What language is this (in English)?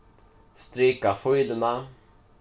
Faroese